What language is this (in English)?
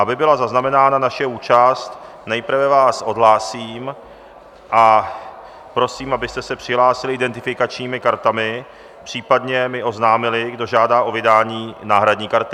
Czech